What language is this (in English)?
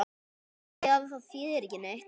Icelandic